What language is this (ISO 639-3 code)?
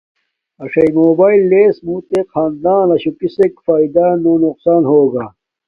dmk